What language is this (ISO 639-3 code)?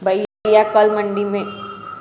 hin